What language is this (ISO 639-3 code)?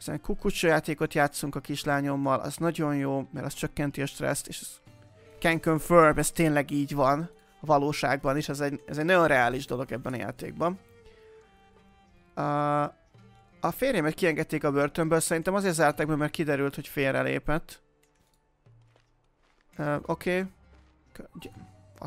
hun